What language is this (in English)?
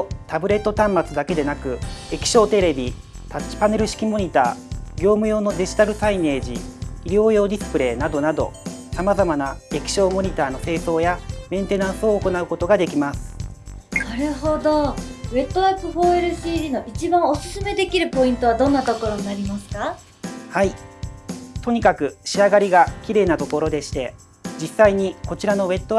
Japanese